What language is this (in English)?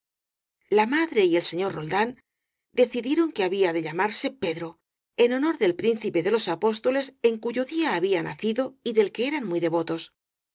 Spanish